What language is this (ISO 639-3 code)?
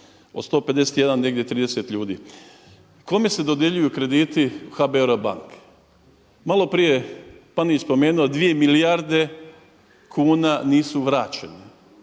hrv